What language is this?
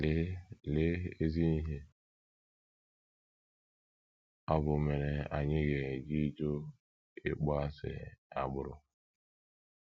Igbo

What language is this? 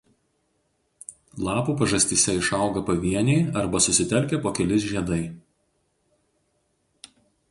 Lithuanian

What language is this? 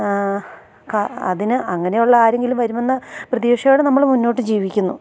Malayalam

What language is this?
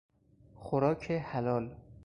Persian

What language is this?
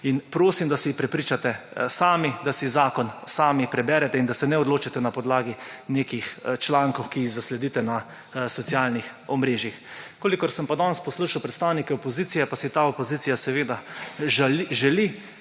Slovenian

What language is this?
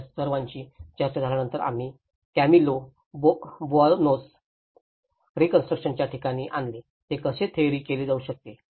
Marathi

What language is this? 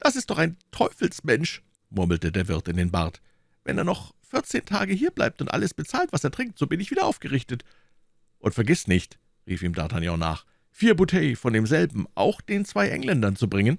German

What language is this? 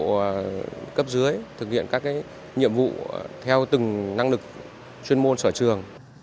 Vietnamese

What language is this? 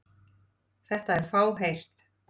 Icelandic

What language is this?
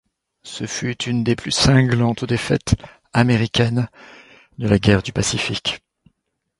French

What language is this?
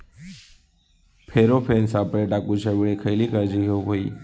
Marathi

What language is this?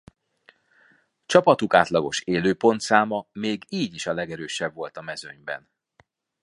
Hungarian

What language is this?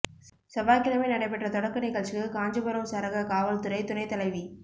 Tamil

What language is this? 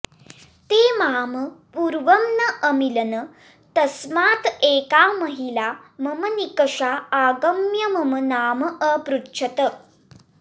Sanskrit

